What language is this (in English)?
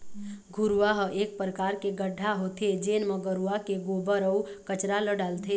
Chhattisgarhi